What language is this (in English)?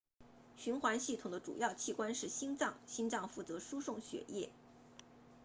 Chinese